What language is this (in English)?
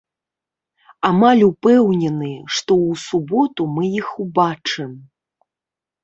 Belarusian